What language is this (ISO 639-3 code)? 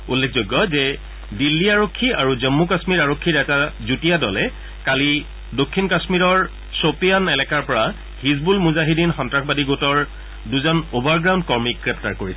asm